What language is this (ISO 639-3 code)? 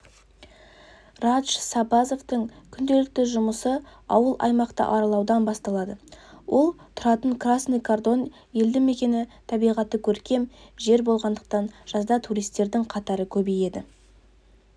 kaz